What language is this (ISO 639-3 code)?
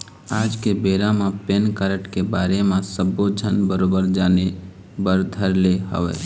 hne